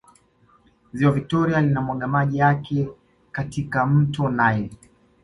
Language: Swahili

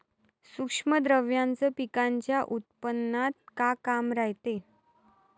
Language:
Marathi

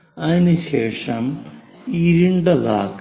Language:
Malayalam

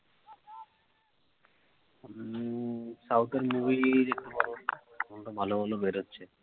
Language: Bangla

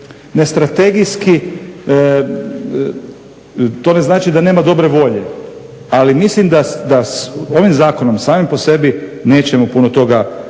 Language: Croatian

